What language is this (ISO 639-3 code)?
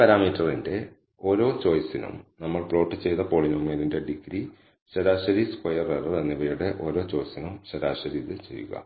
mal